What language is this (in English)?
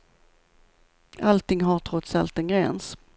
Swedish